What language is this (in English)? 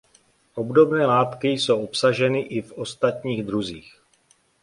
Czech